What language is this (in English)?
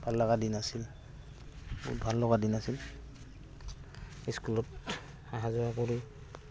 Assamese